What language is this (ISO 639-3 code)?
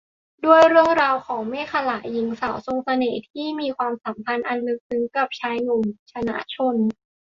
tha